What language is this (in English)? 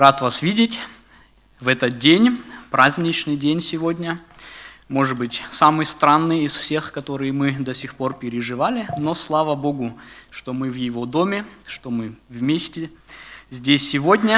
Russian